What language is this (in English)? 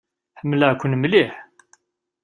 Kabyle